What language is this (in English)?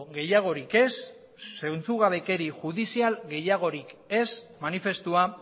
Basque